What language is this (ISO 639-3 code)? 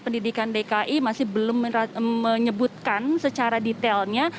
ind